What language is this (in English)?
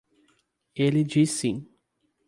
Portuguese